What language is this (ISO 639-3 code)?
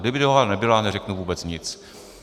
ces